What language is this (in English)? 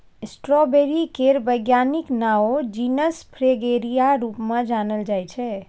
Maithili